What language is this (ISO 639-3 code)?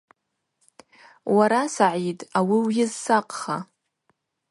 abq